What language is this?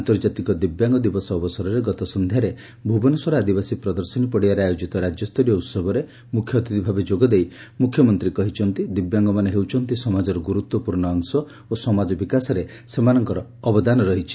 Odia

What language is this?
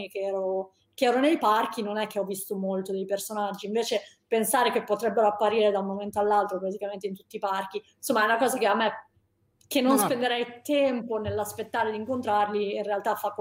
Italian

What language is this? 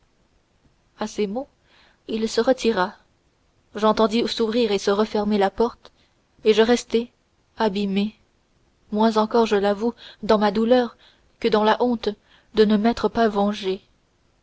French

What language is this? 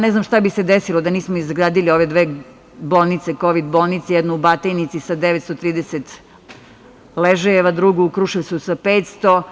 Serbian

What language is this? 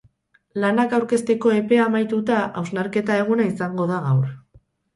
Basque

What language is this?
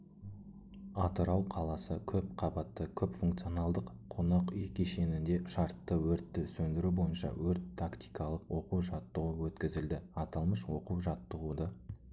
Kazakh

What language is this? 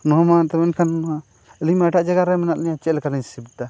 Santali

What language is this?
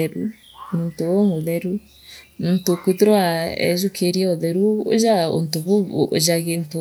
Meru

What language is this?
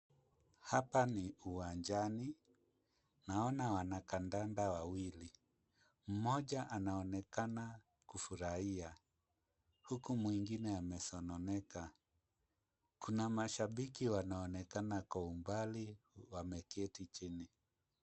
Swahili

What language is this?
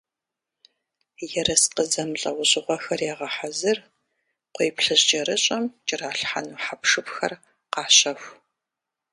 Kabardian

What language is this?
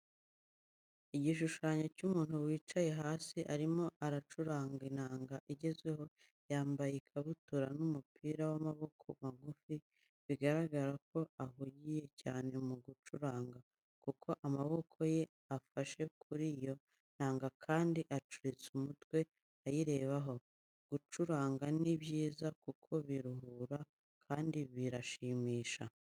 Kinyarwanda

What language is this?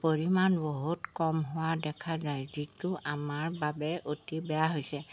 Assamese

